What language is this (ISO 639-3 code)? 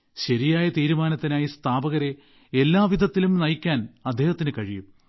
mal